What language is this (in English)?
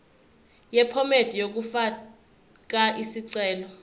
Zulu